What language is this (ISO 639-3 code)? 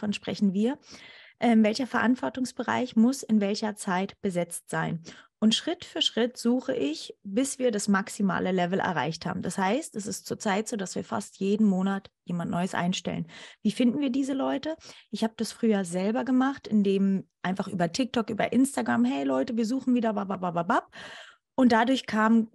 deu